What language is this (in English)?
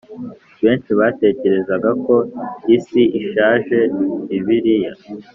Kinyarwanda